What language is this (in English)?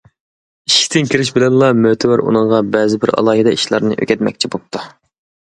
Uyghur